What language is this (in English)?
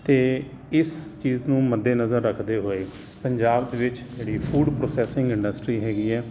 Punjabi